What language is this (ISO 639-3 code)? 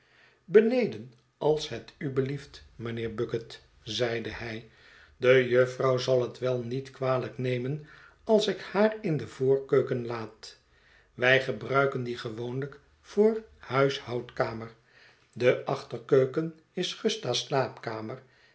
nld